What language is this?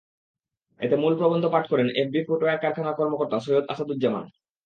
Bangla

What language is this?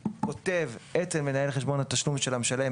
Hebrew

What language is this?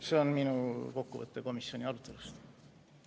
Estonian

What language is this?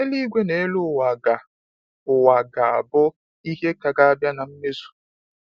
Igbo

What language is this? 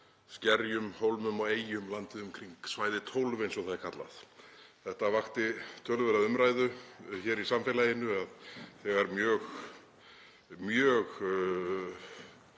Icelandic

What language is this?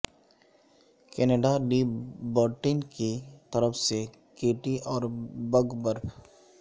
Urdu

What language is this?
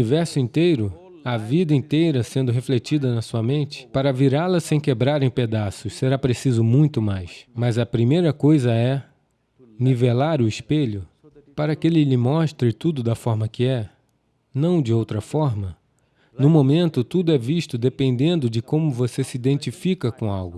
Portuguese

